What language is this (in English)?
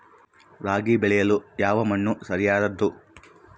Kannada